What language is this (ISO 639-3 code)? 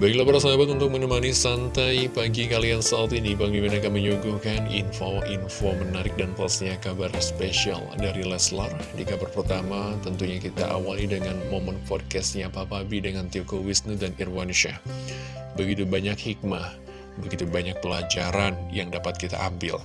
ind